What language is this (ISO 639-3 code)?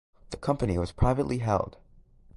eng